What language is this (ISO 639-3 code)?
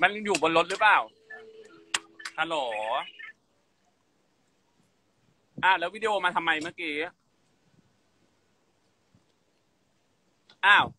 tha